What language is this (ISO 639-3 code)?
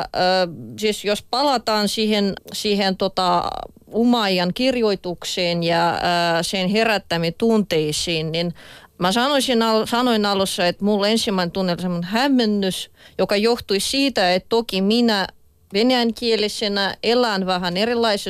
fin